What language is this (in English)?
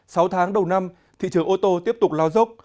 Vietnamese